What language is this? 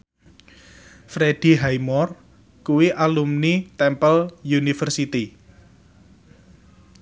Javanese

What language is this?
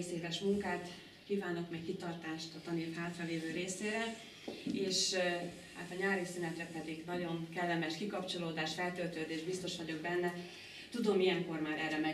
Hungarian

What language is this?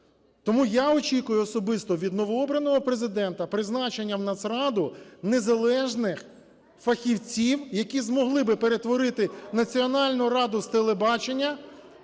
Ukrainian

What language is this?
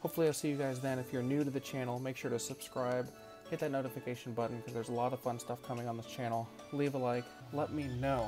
English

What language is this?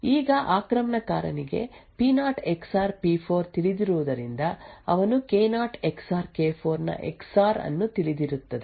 Kannada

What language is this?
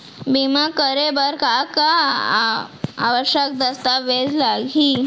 Chhattisgarhi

